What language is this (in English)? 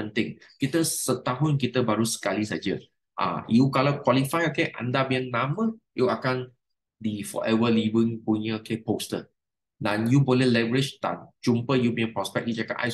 Malay